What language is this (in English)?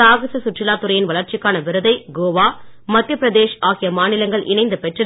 Tamil